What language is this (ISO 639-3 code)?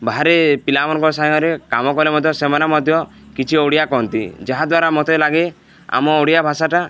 ori